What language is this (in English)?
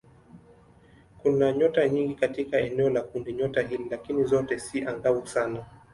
Swahili